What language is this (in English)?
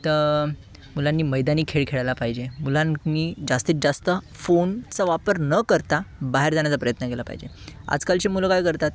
Marathi